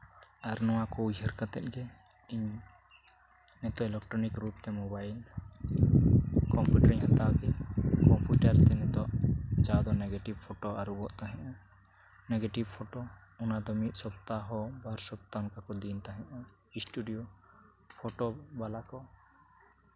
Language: Santali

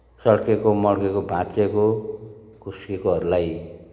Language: Nepali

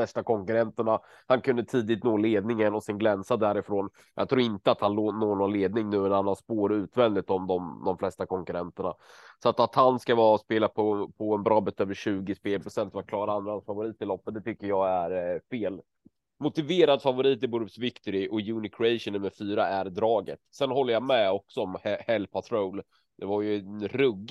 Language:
Swedish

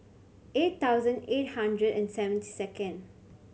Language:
English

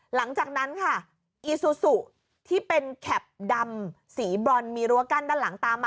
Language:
Thai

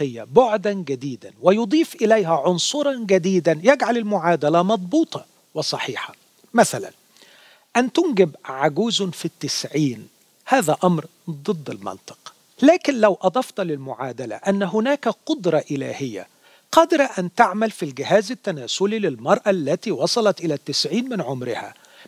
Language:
Arabic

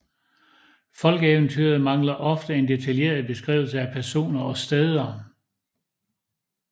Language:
Danish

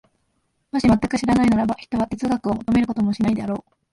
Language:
Japanese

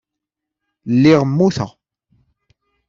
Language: Kabyle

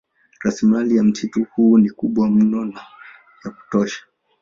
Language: Swahili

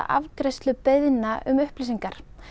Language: Icelandic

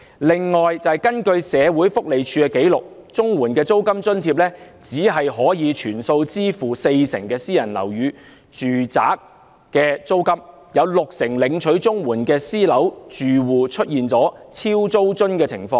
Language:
Cantonese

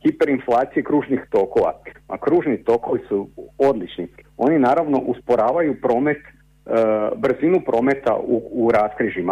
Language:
Croatian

